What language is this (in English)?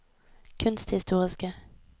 Norwegian